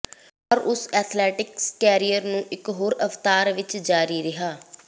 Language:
Punjabi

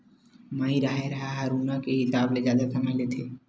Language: Chhattisgarhi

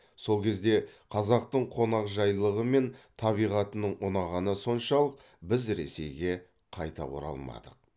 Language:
Kazakh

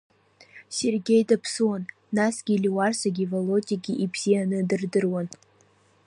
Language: Abkhazian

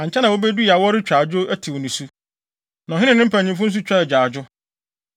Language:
Akan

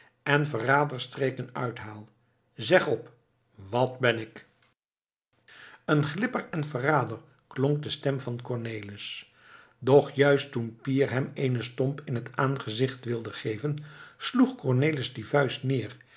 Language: Dutch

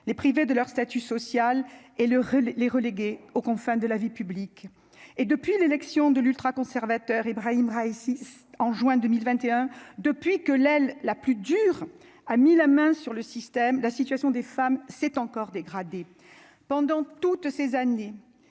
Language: French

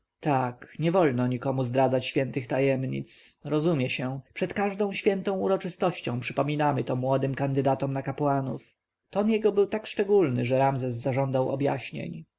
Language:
Polish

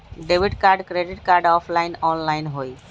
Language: Magahi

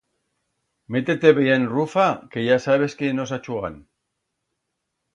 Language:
Aragonese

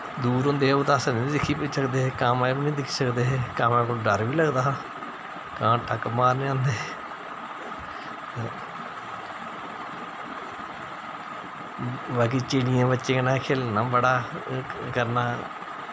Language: Dogri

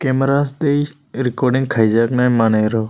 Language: Kok Borok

